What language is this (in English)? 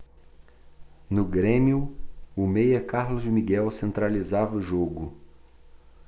Portuguese